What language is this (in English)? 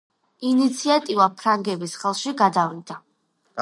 Georgian